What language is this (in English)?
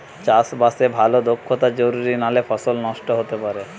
Bangla